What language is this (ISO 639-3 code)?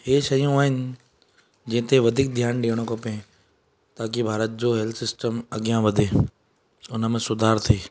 snd